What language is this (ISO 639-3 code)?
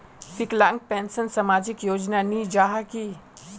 mag